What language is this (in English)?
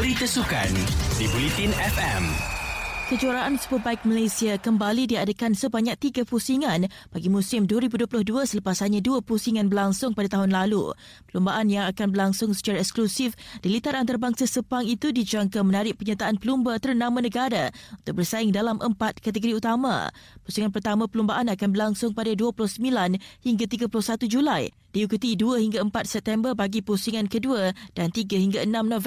Malay